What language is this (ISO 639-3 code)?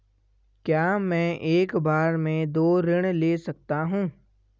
hin